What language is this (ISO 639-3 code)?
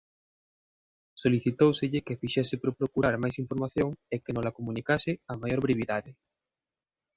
glg